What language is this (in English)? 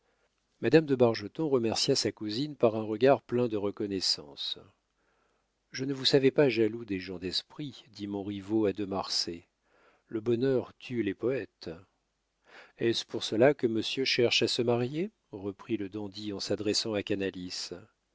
French